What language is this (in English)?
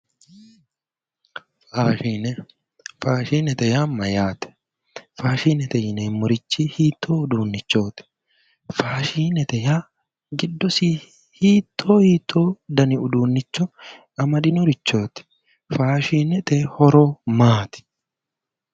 Sidamo